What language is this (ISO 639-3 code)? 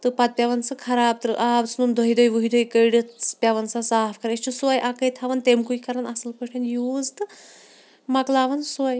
kas